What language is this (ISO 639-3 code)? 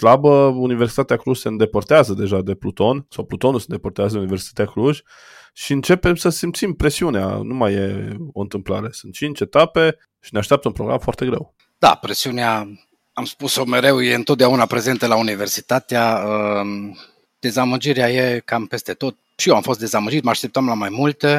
ron